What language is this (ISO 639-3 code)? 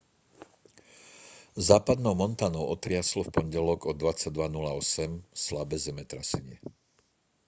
slk